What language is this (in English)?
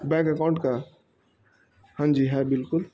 Urdu